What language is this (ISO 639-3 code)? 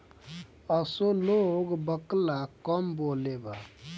bho